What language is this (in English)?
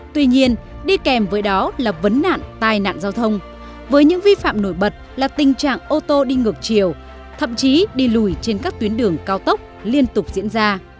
Vietnamese